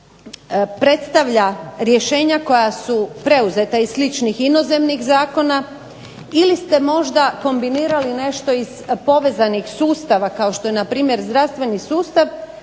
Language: Croatian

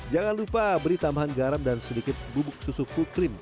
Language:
Indonesian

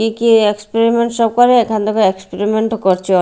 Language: Bangla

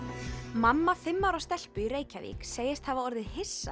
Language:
Icelandic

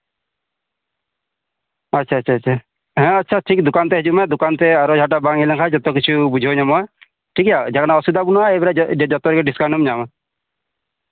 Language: Santali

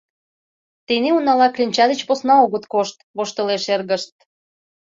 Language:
Mari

